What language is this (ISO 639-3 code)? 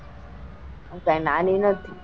guj